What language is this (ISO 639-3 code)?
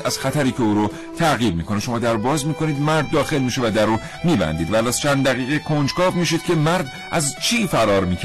fas